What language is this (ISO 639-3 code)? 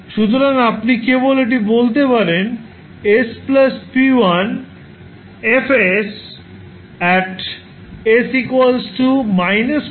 ben